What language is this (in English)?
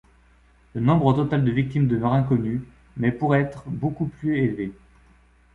French